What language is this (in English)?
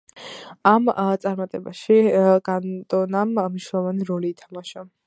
Georgian